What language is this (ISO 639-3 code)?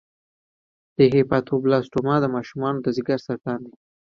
pus